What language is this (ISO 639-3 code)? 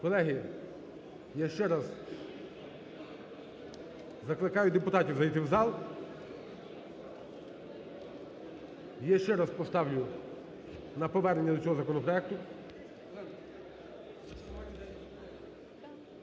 ukr